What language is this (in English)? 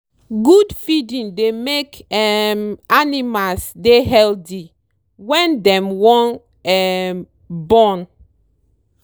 Nigerian Pidgin